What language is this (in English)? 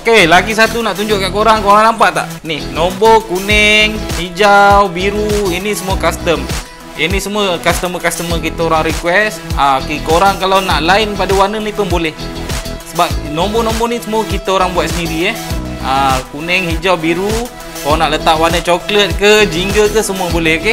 Malay